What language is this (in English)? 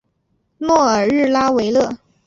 Chinese